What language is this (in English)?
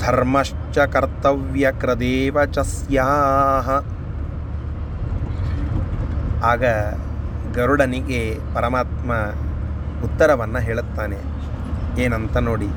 Kannada